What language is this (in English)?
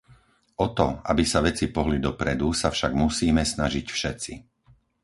Slovak